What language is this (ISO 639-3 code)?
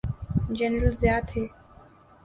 urd